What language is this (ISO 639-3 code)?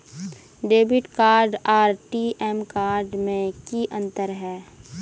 mag